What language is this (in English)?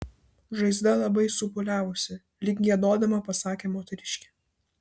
Lithuanian